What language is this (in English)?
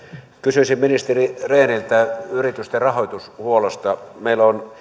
Finnish